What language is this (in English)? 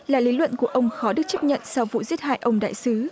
Vietnamese